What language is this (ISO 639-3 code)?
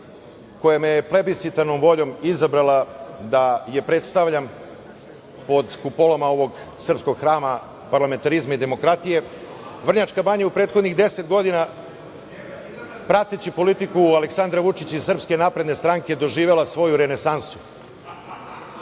srp